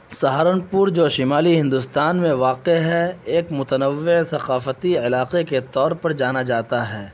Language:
Urdu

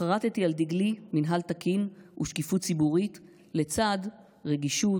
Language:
Hebrew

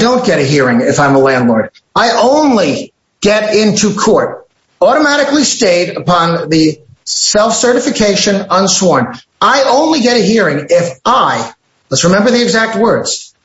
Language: English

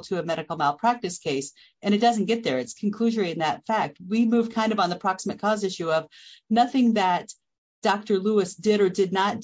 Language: English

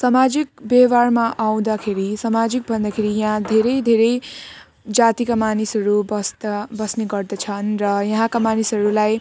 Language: Nepali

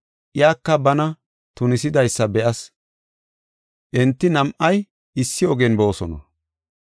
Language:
Gofa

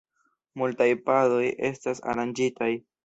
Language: Esperanto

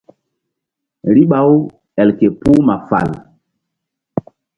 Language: Mbum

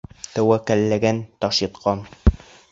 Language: Bashkir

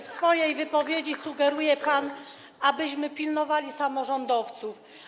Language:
Polish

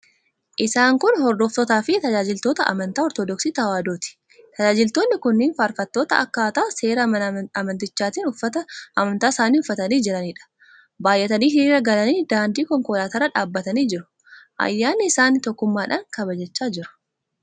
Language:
Oromo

